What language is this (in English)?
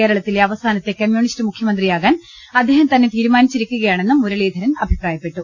Malayalam